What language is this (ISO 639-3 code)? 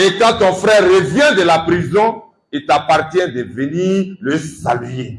fra